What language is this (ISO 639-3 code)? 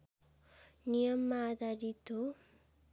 nep